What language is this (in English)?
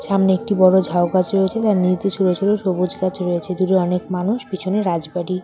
Bangla